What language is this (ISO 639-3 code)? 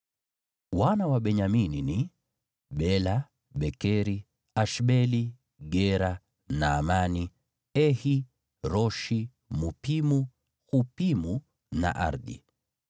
swa